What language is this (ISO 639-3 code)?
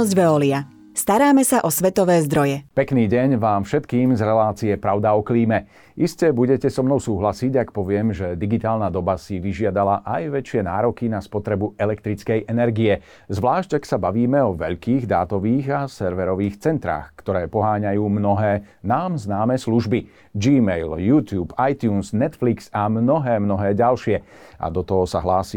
slk